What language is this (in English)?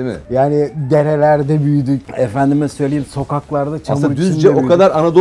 Turkish